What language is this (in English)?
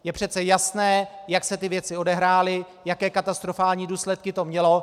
Czech